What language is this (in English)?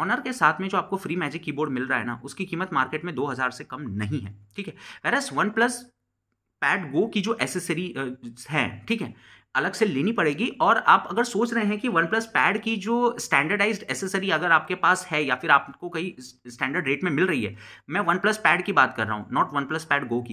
Hindi